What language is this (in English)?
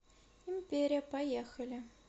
Russian